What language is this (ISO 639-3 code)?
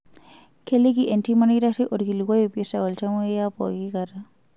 mas